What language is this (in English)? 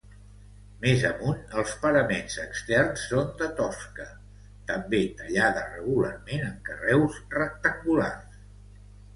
Catalan